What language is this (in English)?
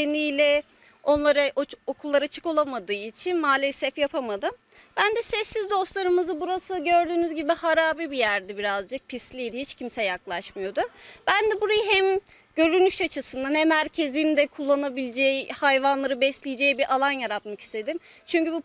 Turkish